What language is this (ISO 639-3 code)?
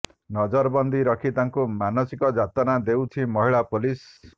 ori